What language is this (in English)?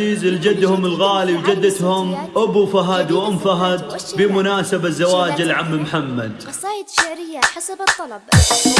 Arabic